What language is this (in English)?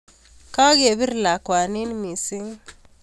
Kalenjin